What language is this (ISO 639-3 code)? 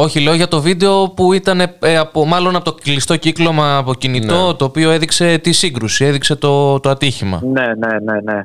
ell